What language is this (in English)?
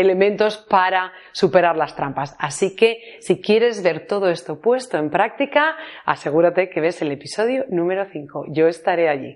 Spanish